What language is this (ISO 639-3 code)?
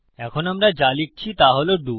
ben